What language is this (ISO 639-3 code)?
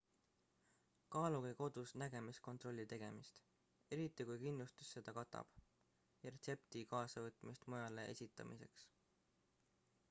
est